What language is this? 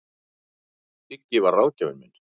Icelandic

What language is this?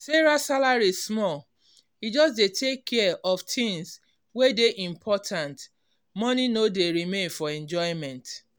Nigerian Pidgin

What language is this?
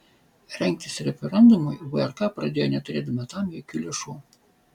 Lithuanian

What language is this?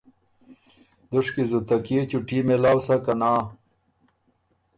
Ormuri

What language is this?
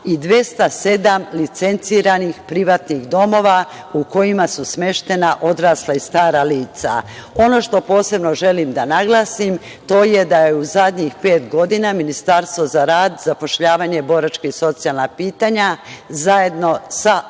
Serbian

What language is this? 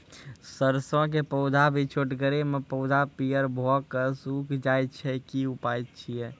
Maithili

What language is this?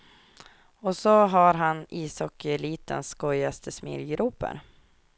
Swedish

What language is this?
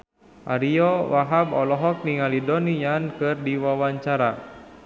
Sundanese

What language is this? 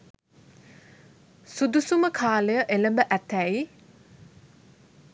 Sinhala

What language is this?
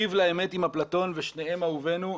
Hebrew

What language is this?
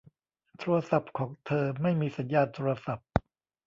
Thai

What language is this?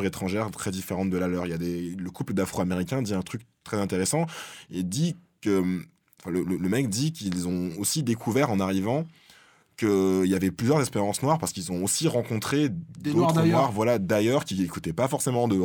French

